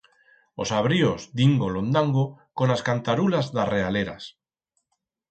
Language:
Aragonese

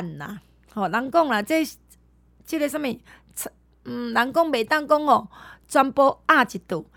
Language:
Chinese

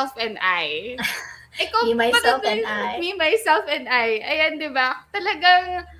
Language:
Filipino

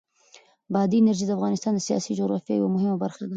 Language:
Pashto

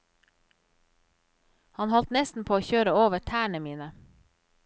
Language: Norwegian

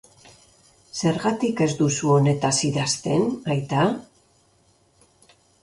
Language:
Basque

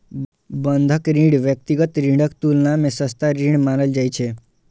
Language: Maithili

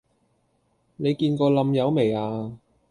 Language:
Cantonese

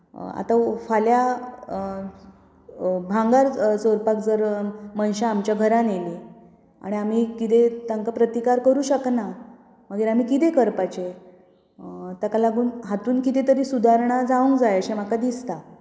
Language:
Konkani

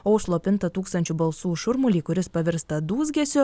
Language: Lithuanian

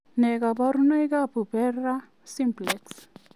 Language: Kalenjin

